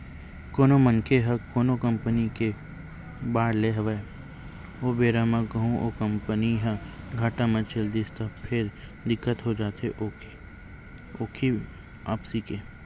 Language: Chhattisgarhi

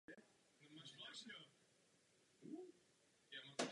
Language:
Czech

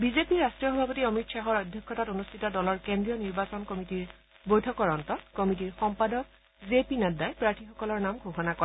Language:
Assamese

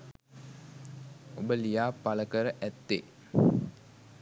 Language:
Sinhala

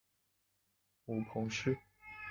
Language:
Chinese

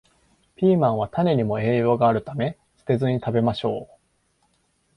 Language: Japanese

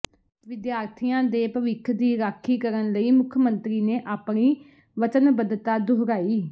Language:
Punjabi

